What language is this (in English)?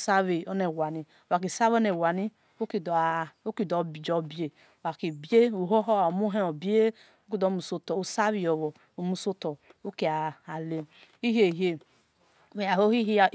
Esan